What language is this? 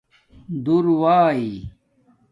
Domaaki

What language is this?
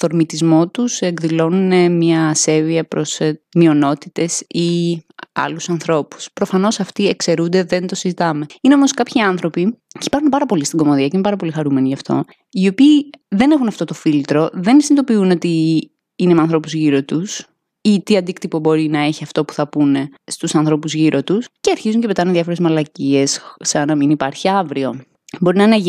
Greek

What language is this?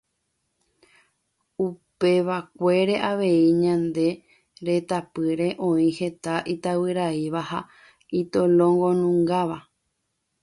Guarani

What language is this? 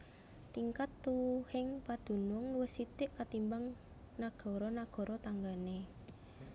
Javanese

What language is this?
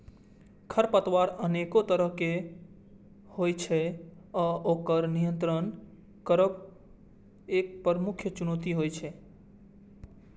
Maithili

